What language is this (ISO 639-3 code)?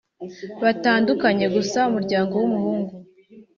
kin